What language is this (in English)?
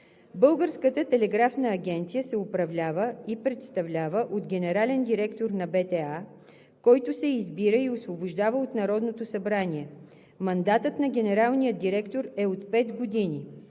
Bulgarian